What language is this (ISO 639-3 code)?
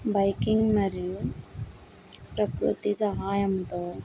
tel